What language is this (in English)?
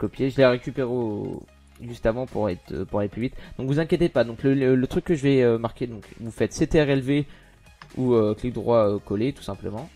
French